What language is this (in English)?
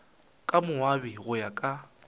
Northern Sotho